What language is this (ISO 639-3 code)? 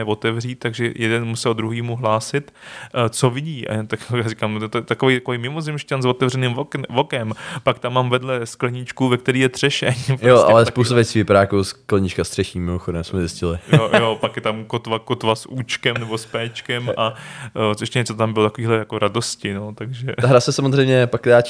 ces